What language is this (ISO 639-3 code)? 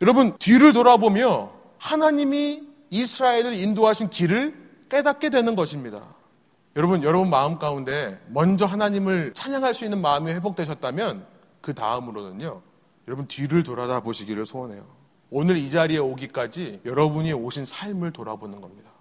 kor